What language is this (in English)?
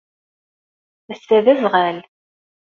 Kabyle